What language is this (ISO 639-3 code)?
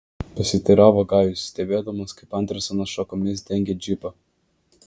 lit